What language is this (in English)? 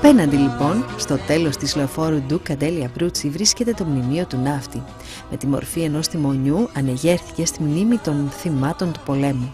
Greek